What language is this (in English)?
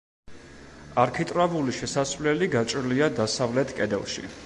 Georgian